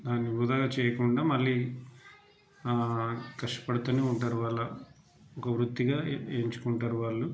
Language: Telugu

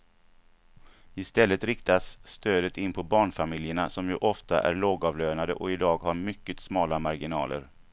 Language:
Swedish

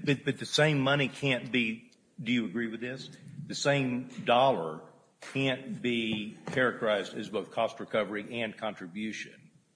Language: English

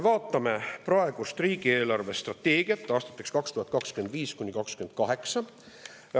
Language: Estonian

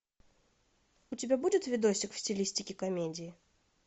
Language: Russian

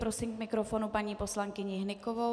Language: Czech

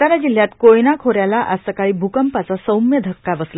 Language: Marathi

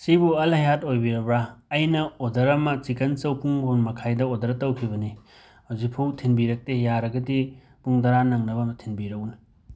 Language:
Manipuri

